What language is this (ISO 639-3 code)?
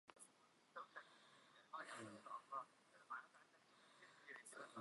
ckb